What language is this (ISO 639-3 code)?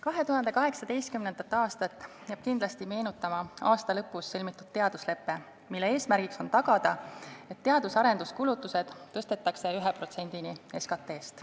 est